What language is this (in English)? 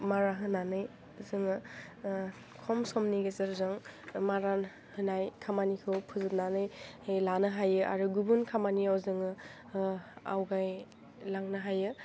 Bodo